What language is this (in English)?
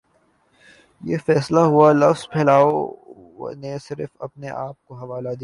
Urdu